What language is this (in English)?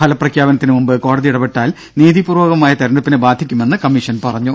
Malayalam